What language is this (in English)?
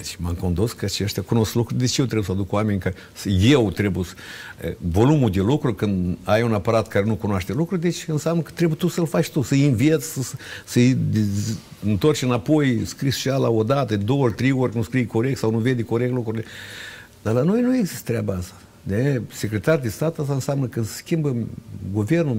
Romanian